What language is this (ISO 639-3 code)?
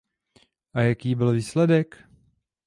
ces